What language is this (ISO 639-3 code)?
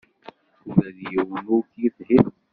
kab